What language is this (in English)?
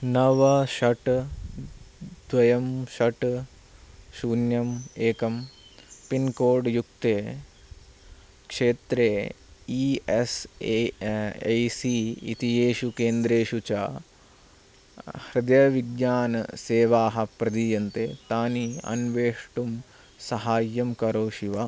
Sanskrit